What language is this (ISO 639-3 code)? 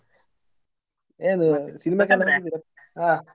kan